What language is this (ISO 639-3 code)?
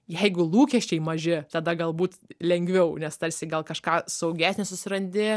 lit